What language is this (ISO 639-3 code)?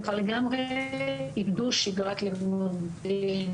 heb